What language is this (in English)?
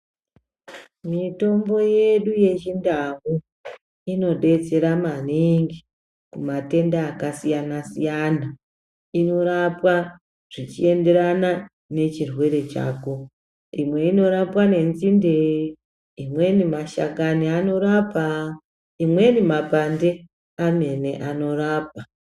Ndau